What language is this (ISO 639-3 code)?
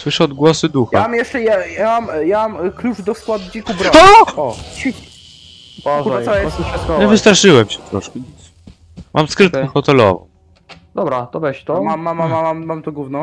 pol